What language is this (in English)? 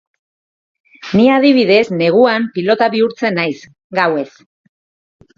Basque